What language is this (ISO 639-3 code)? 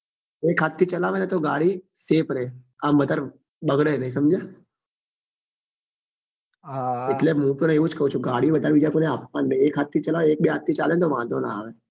guj